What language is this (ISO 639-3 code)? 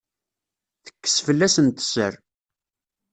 kab